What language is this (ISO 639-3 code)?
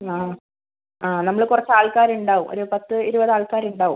mal